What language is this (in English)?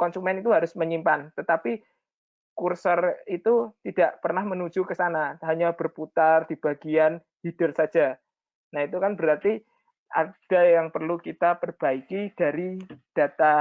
Indonesian